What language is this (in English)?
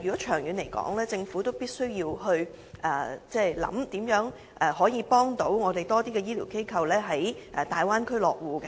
Cantonese